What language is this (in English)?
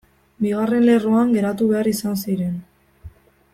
Basque